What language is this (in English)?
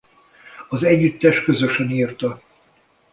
Hungarian